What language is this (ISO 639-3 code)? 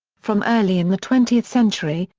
eng